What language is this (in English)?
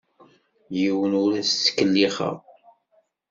Kabyle